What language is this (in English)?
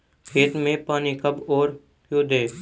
Hindi